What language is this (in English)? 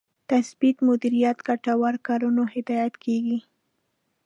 Pashto